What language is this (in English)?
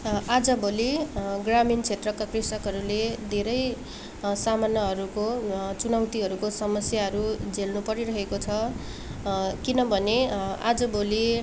Nepali